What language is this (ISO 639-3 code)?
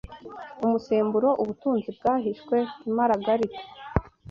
kin